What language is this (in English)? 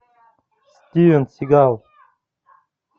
Russian